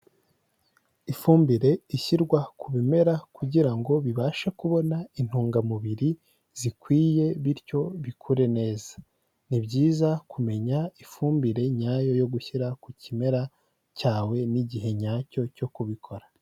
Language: Kinyarwanda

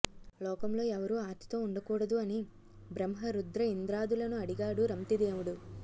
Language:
Telugu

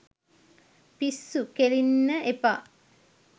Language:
Sinhala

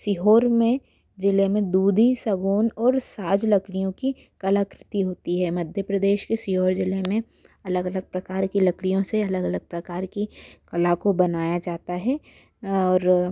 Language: Hindi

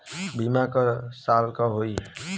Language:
Bhojpuri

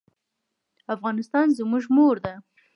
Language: Pashto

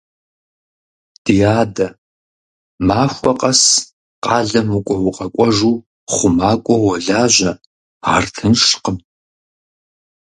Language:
Kabardian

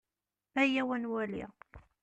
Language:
Kabyle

